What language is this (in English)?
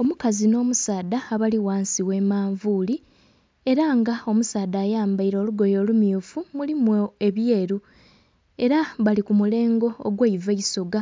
Soga